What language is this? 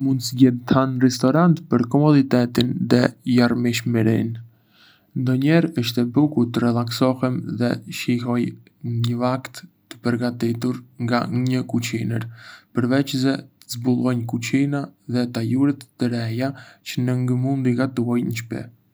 Arbëreshë Albanian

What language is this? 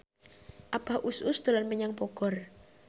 Javanese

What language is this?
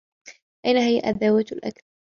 Arabic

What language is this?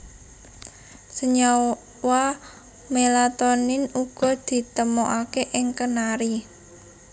Javanese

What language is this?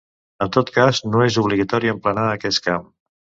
Catalan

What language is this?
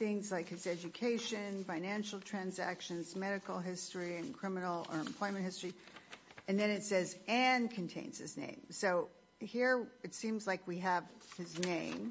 English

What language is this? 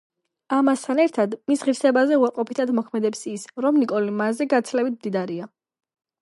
Georgian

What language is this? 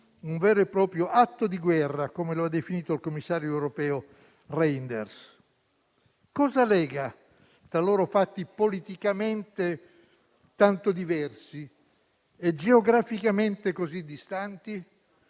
Italian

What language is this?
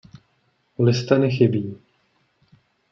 Czech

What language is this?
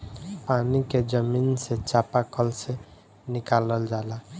Bhojpuri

